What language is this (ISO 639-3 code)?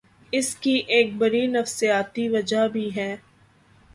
urd